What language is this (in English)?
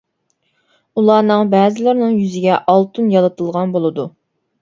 Uyghur